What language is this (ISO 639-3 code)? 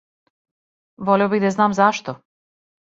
srp